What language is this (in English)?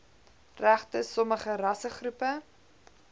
Afrikaans